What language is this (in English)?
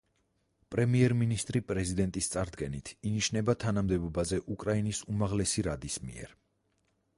Georgian